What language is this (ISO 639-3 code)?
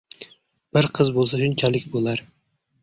uzb